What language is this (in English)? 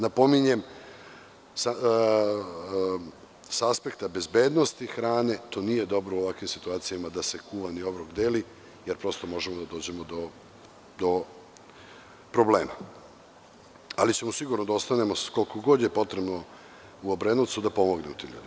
Serbian